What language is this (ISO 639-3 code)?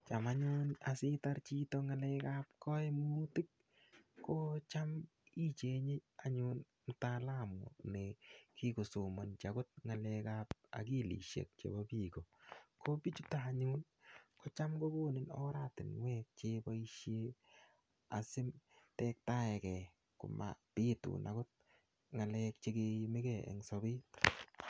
kln